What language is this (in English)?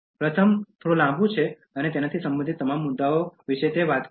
Gujarati